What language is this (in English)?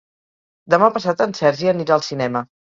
Catalan